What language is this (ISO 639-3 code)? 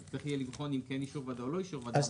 heb